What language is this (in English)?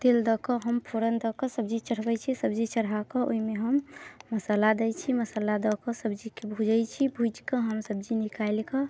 Maithili